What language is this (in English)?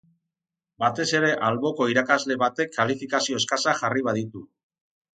Basque